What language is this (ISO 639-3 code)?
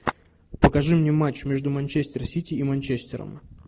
rus